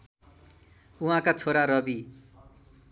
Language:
Nepali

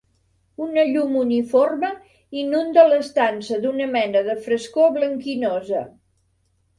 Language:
Catalan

